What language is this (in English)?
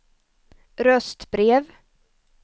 Swedish